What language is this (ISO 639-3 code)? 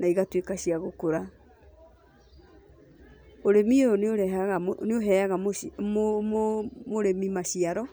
kik